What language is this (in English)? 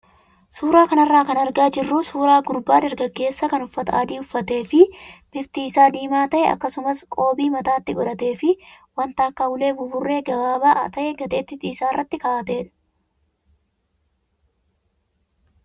Oromo